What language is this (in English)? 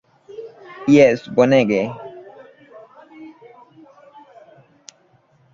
Esperanto